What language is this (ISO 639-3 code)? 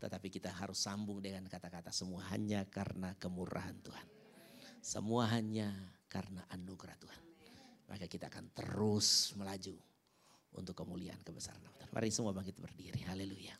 ind